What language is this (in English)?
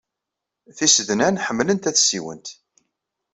Kabyle